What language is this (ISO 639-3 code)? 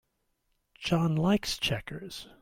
eng